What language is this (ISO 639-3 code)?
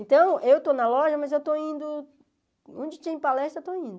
por